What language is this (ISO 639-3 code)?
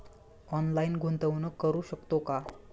mar